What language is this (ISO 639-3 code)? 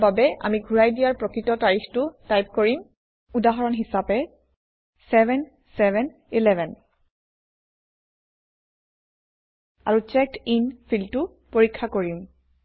asm